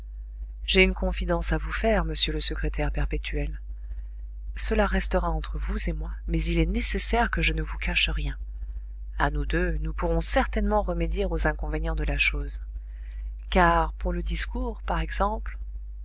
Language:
French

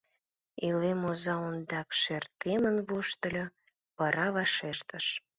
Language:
Mari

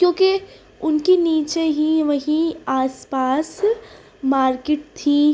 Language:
Urdu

